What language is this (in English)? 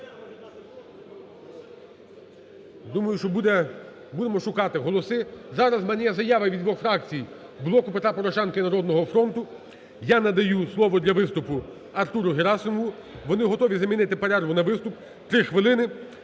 Ukrainian